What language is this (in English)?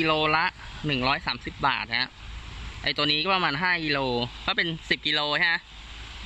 Thai